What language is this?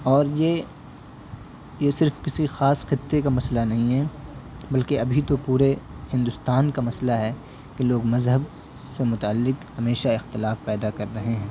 Urdu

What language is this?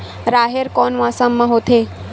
Chhattisgarhi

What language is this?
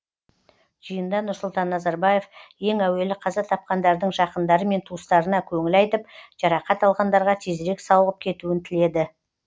Kazakh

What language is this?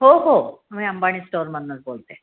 Marathi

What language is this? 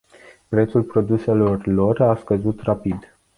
Romanian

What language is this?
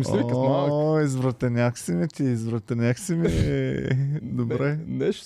Bulgarian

